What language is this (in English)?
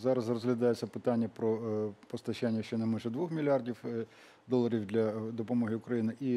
Ukrainian